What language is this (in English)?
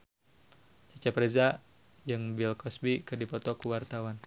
Sundanese